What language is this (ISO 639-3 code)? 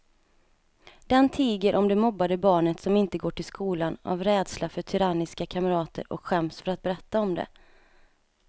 swe